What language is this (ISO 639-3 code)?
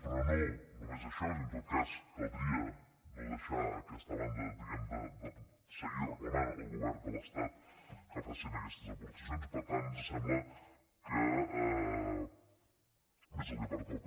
cat